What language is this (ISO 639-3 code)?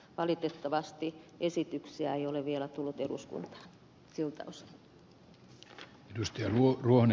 fin